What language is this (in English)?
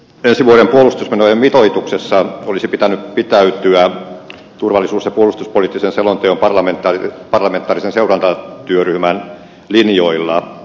Finnish